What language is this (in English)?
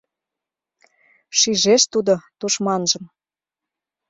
Mari